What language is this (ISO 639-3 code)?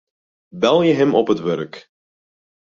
fry